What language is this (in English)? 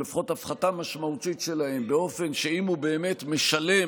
Hebrew